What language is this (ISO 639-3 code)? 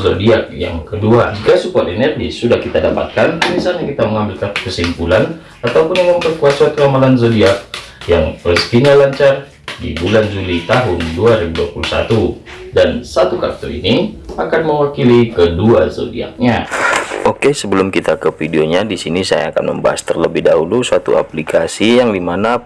ind